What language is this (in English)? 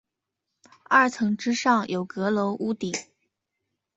Chinese